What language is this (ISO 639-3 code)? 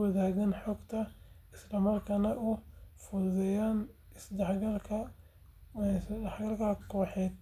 som